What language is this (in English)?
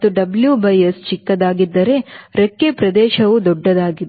Kannada